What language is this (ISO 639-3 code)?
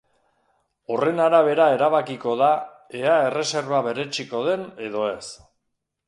eus